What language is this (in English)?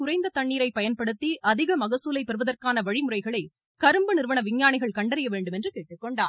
Tamil